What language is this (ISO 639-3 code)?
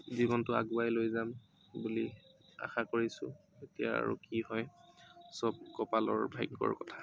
asm